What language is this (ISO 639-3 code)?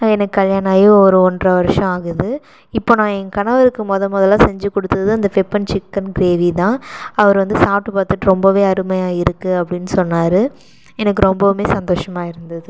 tam